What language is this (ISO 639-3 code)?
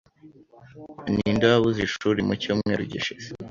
kin